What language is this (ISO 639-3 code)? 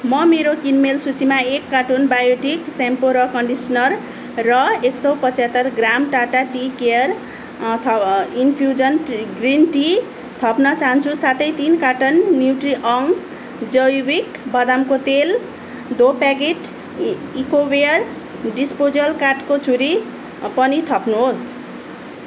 nep